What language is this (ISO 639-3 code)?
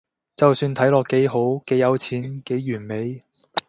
yue